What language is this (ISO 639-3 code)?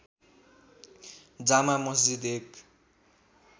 nep